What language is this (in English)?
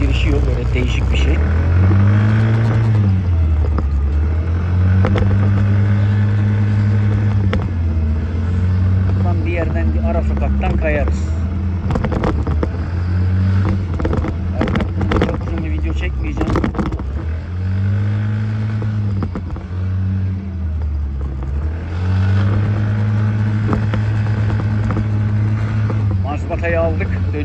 Turkish